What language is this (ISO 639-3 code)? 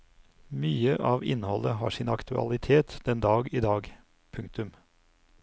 nor